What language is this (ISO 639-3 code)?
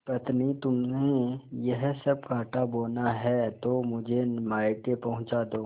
hin